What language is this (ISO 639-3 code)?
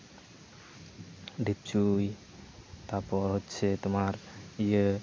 sat